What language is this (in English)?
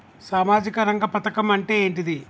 Telugu